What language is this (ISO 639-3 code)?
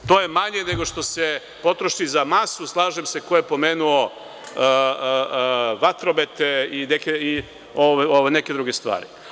srp